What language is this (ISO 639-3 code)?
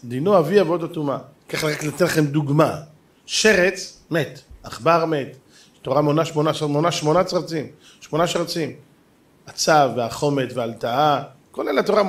heb